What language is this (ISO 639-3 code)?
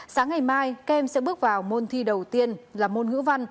vie